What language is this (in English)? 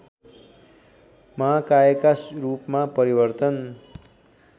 Nepali